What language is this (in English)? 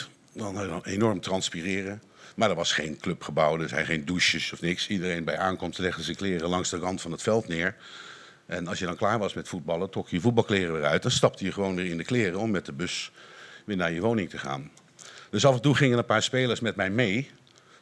Dutch